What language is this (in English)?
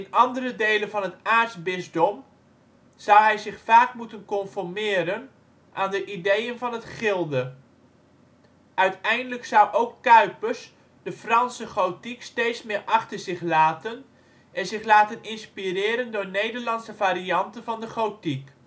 Dutch